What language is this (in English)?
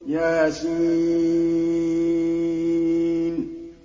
Arabic